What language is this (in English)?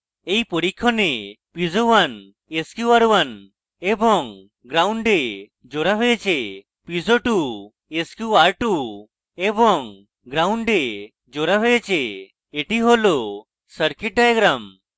Bangla